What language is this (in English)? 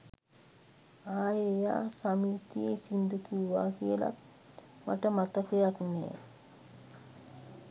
Sinhala